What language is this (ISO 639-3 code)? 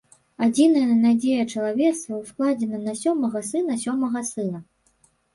bel